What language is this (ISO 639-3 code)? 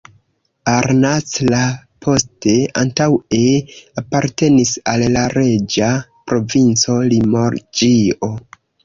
epo